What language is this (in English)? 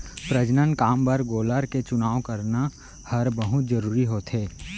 Chhattisgarhi